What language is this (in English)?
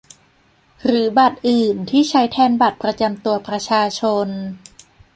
Thai